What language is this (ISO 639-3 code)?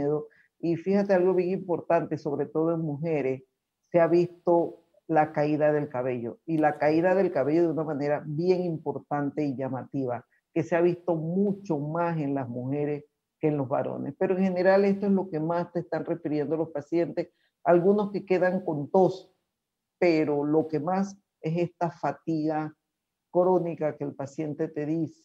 spa